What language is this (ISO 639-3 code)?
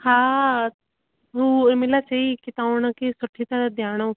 snd